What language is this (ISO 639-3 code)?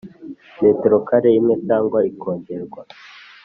kin